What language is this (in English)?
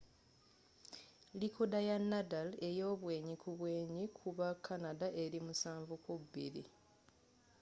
Ganda